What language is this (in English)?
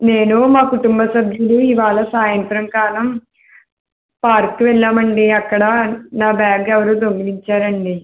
Telugu